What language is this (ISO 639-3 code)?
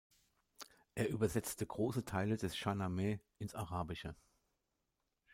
deu